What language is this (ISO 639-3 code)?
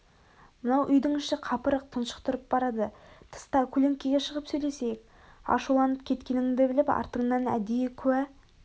kaz